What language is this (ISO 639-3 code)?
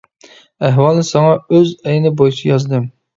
uig